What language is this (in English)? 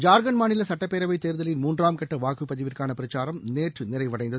Tamil